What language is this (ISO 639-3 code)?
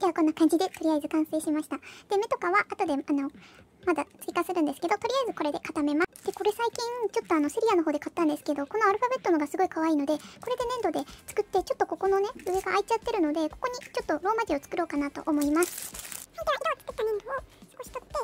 jpn